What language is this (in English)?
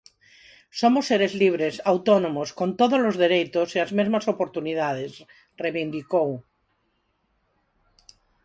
Galician